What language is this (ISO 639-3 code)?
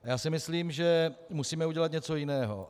ces